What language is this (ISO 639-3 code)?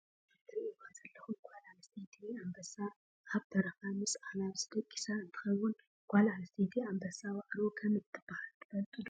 tir